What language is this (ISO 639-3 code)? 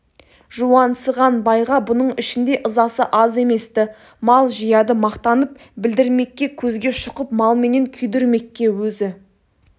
kaz